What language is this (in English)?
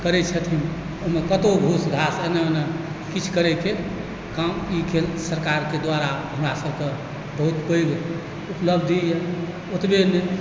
Maithili